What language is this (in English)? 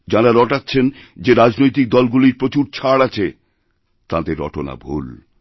Bangla